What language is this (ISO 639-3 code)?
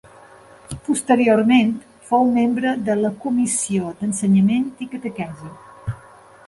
cat